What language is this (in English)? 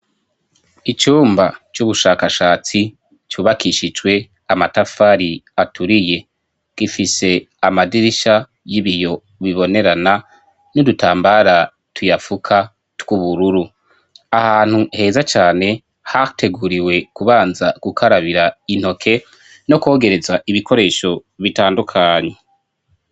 Rundi